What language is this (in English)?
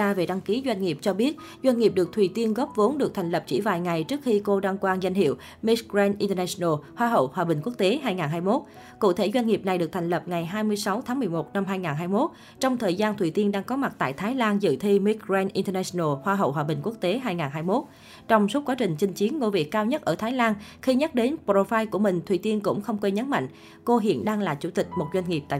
Vietnamese